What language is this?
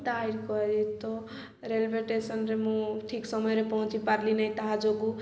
Odia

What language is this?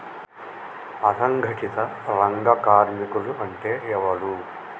Telugu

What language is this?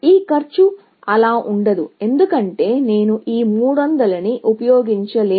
Telugu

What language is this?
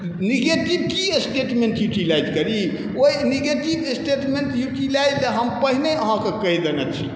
Maithili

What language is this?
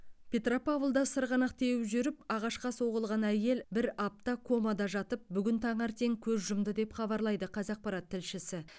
Kazakh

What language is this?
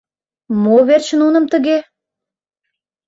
Mari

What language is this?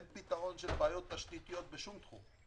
Hebrew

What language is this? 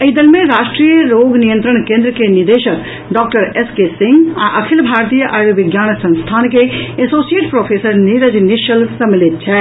Maithili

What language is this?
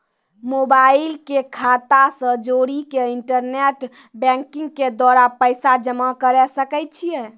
Maithili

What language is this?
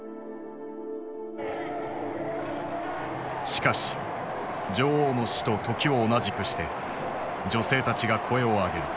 Japanese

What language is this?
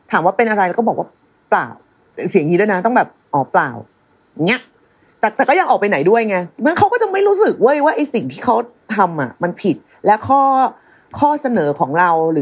Thai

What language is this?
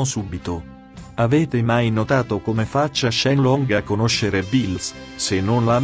Italian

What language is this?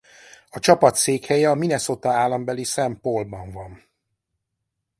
Hungarian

